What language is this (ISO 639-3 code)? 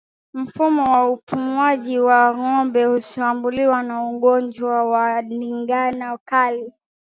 swa